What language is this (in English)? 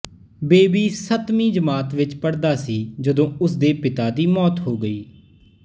Punjabi